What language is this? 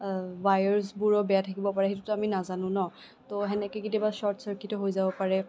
Assamese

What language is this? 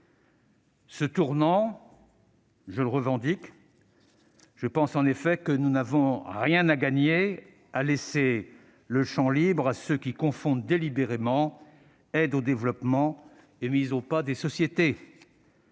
French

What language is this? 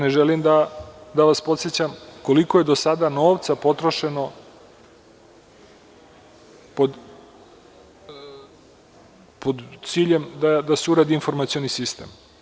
Serbian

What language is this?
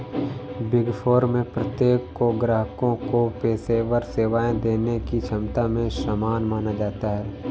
Hindi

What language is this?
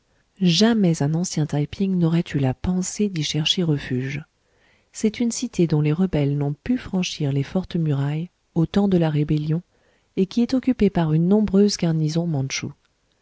French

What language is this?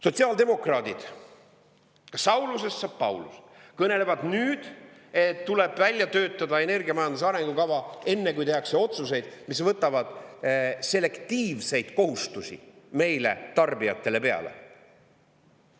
Estonian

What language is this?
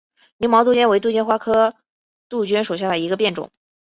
Chinese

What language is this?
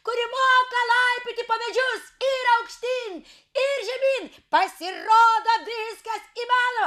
Lithuanian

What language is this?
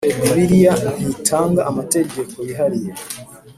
Kinyarwanda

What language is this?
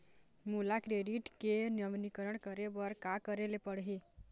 Chhattisgarhi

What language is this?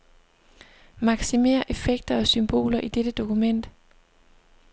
Danish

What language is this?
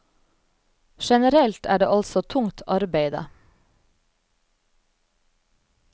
Norwegian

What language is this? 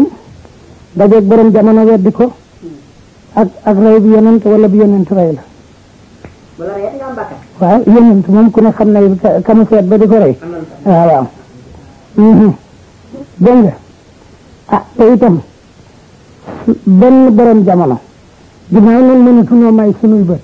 Arabic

